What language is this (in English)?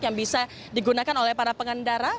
Indonesian